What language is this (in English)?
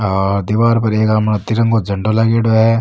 Rajasthani